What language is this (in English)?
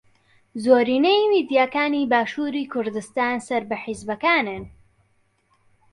Central Kurdish